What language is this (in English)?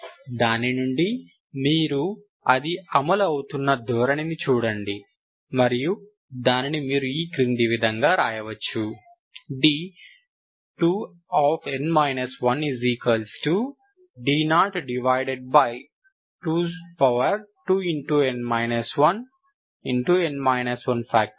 Telugu